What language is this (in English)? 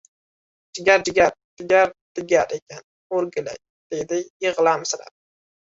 Uzbek